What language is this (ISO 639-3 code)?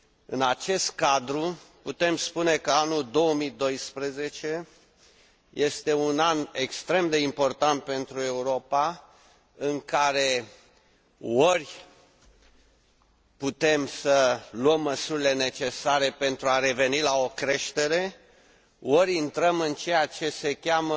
ron